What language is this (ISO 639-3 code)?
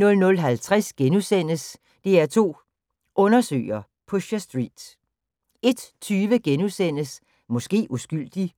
dan